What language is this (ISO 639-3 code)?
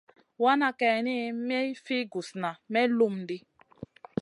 mcn